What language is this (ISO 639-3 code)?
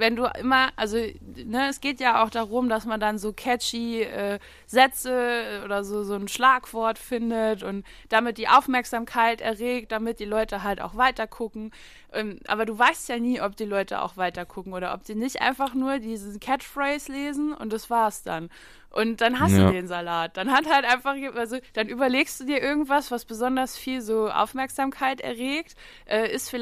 deu